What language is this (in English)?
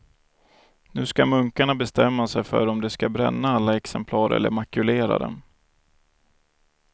Swedish